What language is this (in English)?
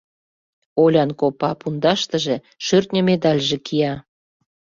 Mari